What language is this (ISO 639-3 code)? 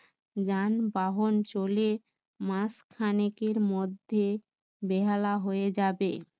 ben